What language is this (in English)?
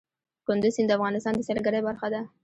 Pashto